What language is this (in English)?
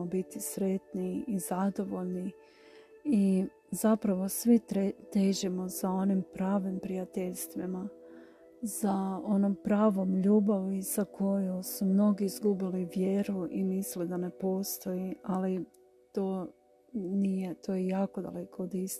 Croatian